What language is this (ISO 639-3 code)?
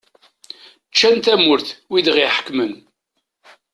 kab